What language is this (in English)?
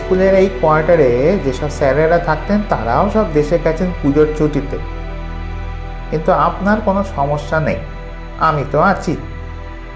Bangla